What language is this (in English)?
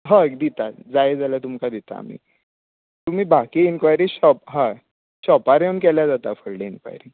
Konkani